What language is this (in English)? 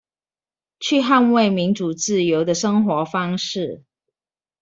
Chinese